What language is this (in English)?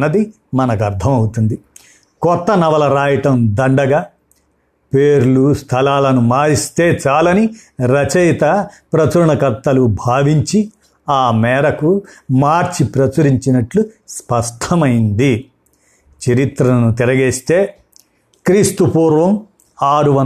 Telugu